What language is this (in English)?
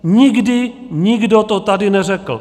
Czech